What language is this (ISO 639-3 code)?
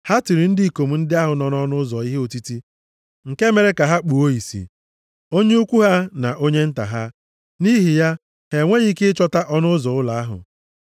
ibo